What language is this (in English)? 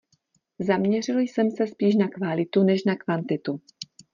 Czech